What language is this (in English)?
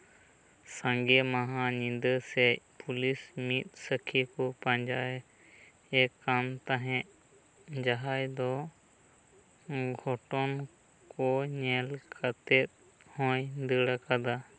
Santali